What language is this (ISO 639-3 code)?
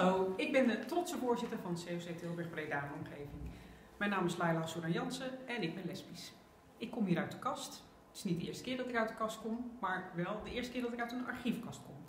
nld